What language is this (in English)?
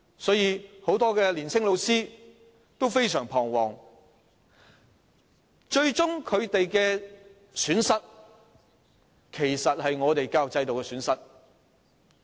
Cantonese